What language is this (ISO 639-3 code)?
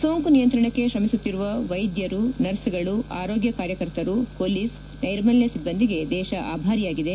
kan